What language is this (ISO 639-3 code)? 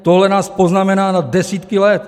ces